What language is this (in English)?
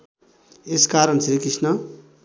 Nepali